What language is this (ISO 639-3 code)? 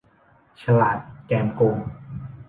tha